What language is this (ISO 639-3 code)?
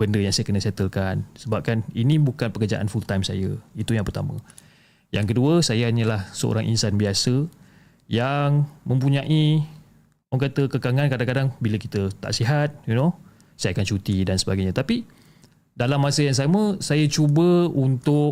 msa